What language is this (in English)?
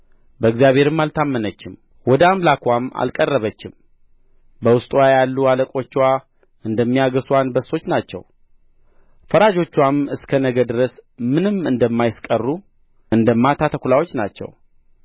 Amharic